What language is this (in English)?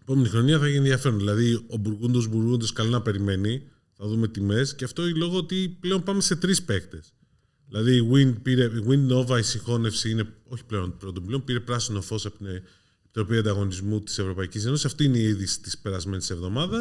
Greek